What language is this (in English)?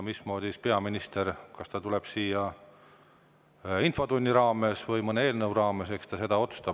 Estonian